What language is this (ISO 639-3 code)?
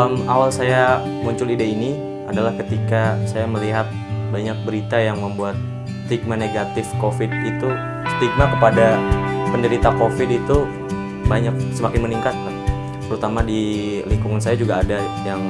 ind